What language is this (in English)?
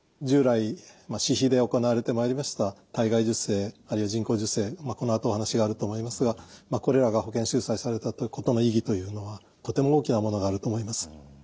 Japanese